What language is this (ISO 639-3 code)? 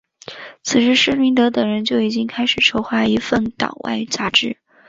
zho